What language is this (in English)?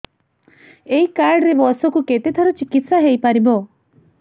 Odia